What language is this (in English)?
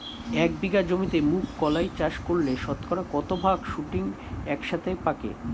Bangla